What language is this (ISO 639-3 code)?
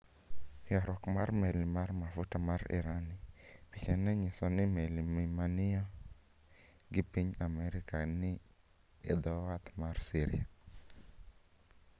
luo